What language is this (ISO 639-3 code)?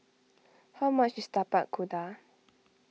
eng